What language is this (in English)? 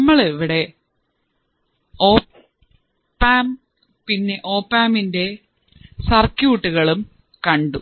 Malayalam